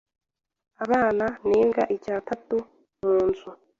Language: Kinyarwanda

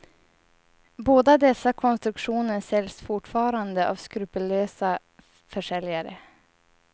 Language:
Swedish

